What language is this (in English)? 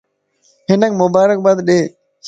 Lasi